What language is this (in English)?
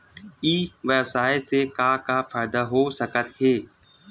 Chhattisgarhi